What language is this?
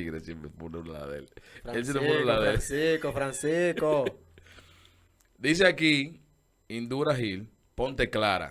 Spanish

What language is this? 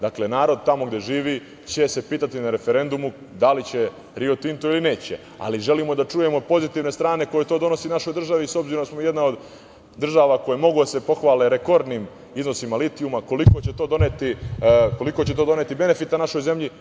Serbian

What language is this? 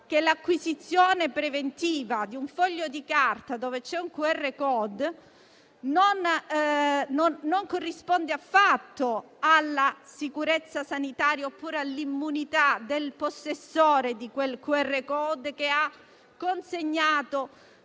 Italian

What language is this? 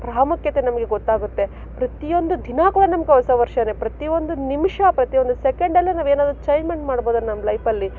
Kannada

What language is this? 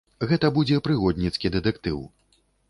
Belarusian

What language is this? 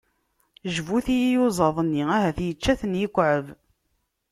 Kabyle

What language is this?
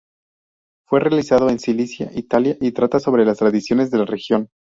Spanish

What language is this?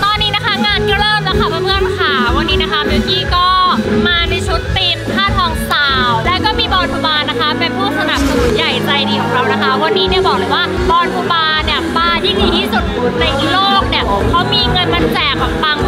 Thai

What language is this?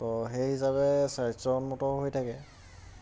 Assamese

